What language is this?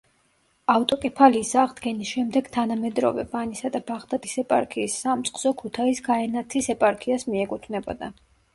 Georgian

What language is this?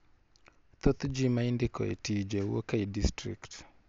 Luo (Kenya and Tanzania)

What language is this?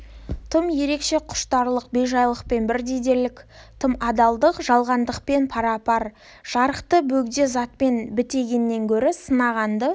Kazakh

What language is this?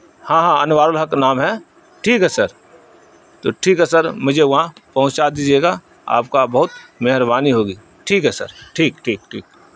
Urdu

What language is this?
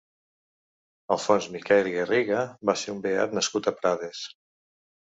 Catalan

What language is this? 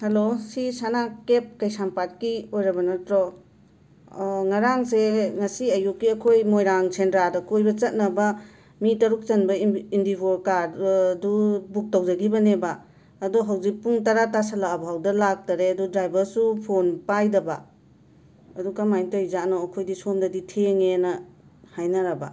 Manipuri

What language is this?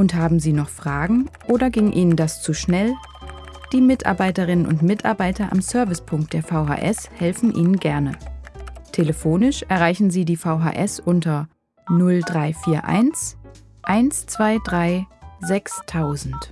German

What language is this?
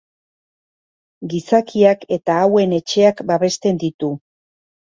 Basque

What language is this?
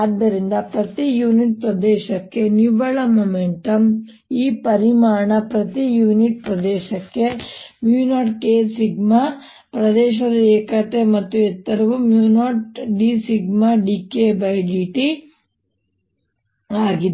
Kannada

